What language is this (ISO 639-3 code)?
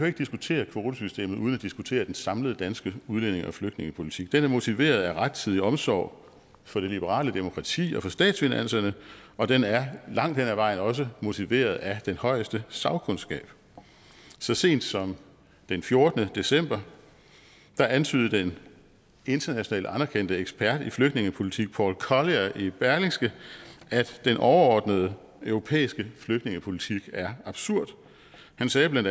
dan